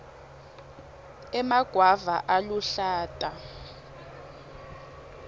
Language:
Swati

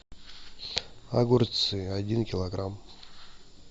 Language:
Russian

